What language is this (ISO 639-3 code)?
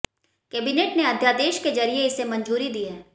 hin